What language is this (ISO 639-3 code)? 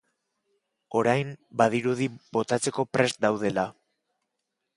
eus